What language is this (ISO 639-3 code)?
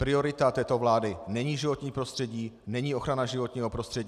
ces